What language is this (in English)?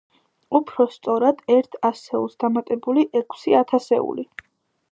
Georgian